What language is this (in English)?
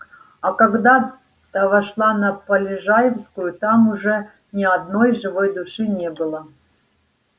Russian